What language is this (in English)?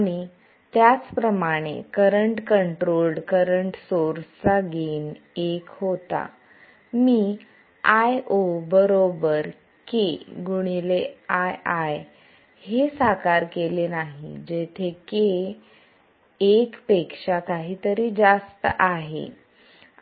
Marathi